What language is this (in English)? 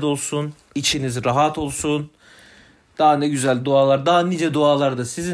Turkish